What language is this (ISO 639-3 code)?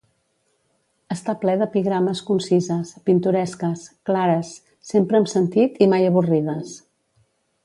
cat